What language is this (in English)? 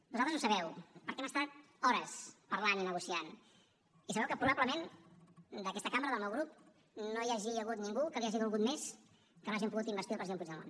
Catalan